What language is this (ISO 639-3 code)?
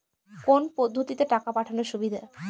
ben